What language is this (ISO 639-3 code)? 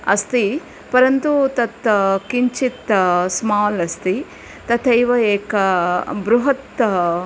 san